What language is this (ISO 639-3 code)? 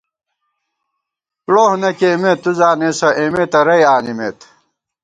gwt